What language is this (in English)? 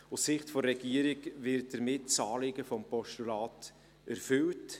Swiss German